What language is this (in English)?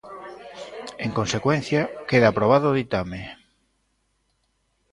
Galician